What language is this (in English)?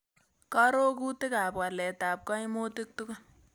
Kalenjin